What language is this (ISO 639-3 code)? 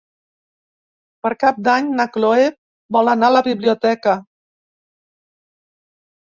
cat